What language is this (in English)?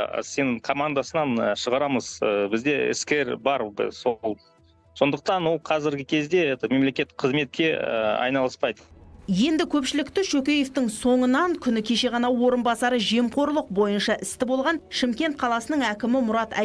Russian